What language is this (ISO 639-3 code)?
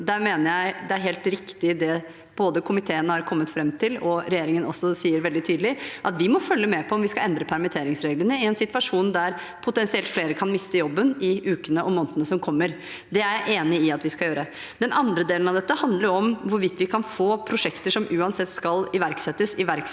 nor